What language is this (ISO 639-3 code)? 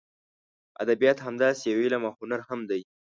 pus